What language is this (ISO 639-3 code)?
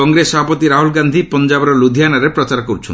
ori